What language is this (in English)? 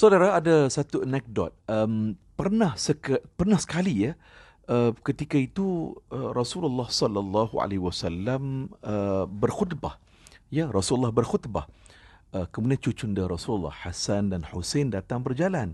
Malay